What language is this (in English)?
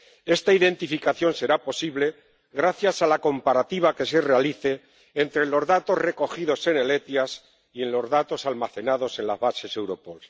Spanish